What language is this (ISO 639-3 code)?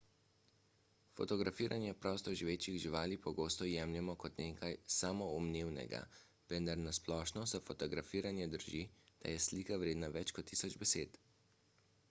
slv